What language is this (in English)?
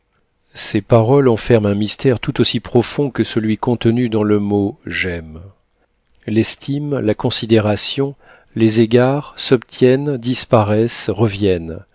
French